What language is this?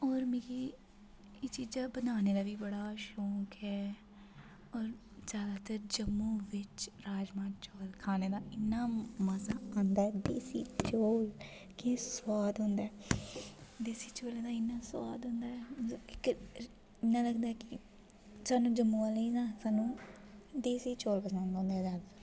Dogri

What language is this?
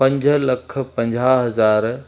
Sindhi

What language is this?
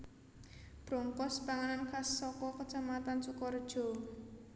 Javanese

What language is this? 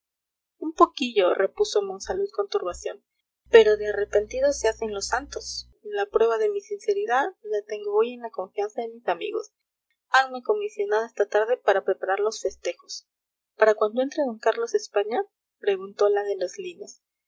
Spanish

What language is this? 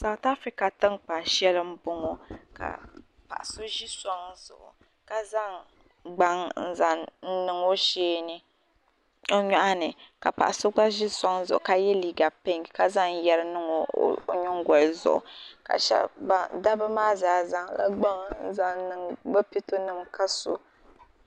Dagbani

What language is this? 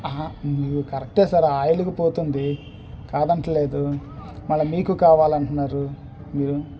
Telugu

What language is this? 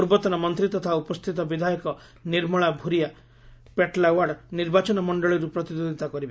Odia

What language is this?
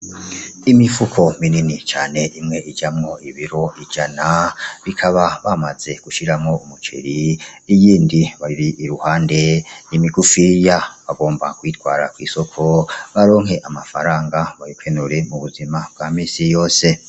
Rundi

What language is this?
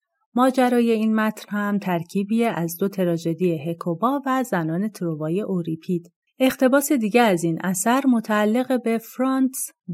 Persian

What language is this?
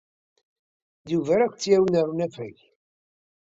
Kabyle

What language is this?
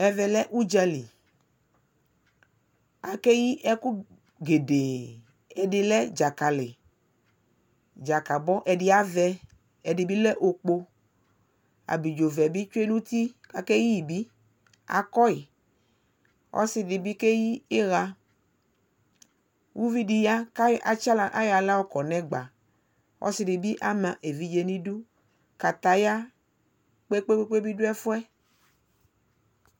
Ikposo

